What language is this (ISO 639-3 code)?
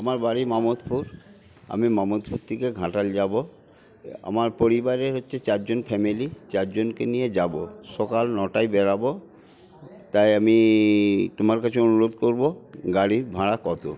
ben